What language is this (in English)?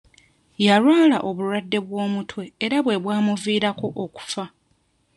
Ganda